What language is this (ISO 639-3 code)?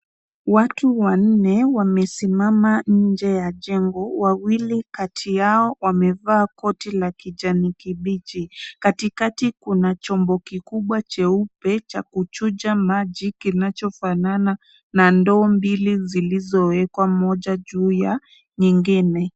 swa